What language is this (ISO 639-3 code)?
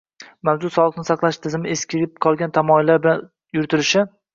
uzb